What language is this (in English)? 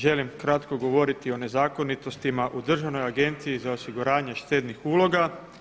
Croatian